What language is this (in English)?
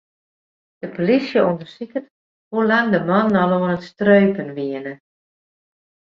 Western Frisian